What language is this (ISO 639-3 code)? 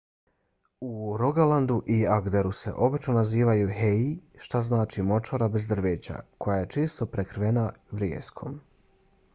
bos